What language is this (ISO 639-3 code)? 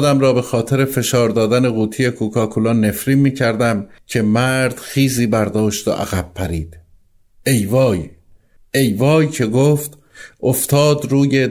fas